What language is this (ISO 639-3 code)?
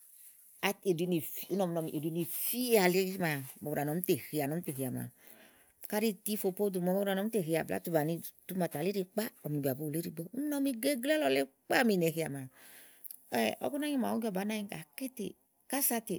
ahl